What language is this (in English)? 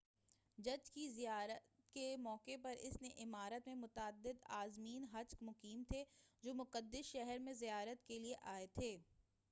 Urdu